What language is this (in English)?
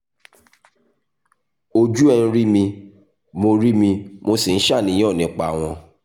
Yoruba